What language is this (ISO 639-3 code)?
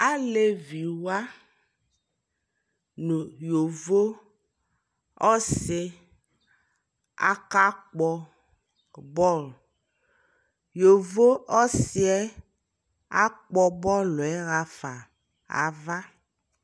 kpo